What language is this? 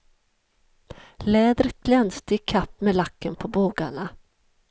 Swedish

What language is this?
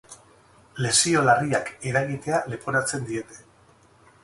Basque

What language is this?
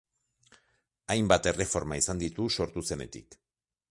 Basque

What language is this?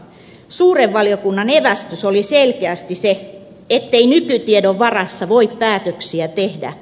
Finnish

